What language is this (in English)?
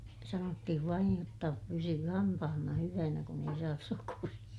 Finnish